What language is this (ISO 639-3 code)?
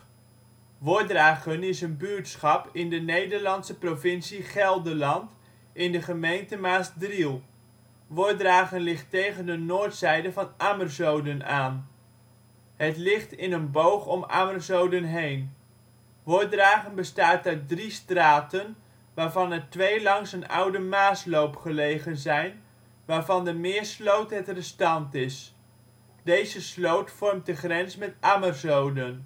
nld